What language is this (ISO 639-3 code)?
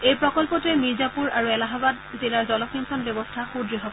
asm